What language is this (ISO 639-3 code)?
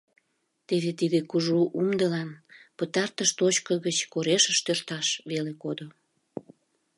chm